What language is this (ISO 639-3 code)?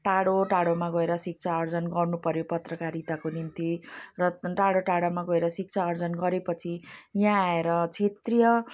nep